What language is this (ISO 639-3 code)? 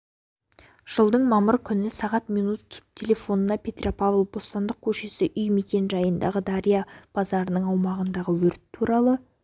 kaz